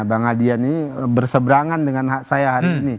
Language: Indonesian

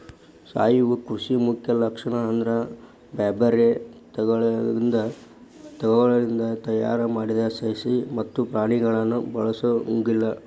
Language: Kannada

